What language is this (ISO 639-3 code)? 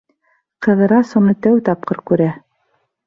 bak